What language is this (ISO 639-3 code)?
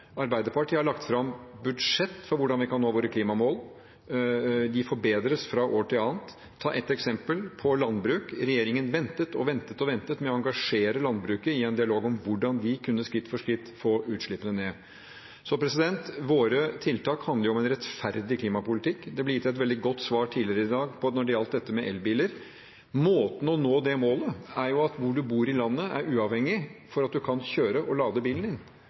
nob